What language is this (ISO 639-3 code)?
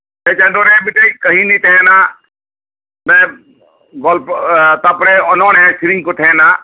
sat